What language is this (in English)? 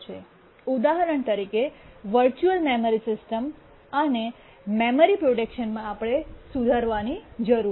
Gujarati